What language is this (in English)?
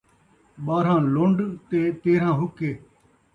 Saraiki